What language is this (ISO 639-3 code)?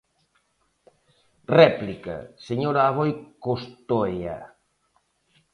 glg